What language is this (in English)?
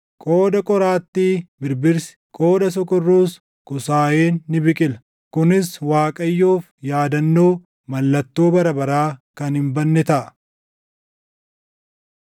Oromo